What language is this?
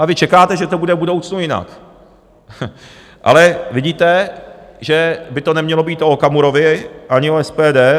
Czech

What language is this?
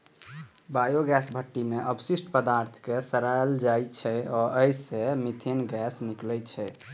Maithili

